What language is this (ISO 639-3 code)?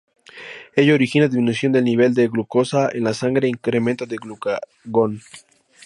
spa